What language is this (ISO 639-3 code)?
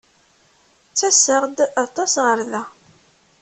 kab